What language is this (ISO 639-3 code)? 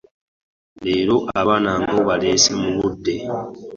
lug